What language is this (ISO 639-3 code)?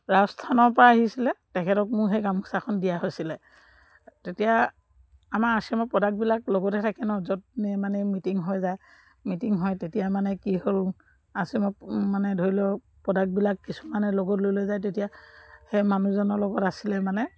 asm